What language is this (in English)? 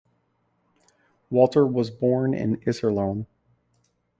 English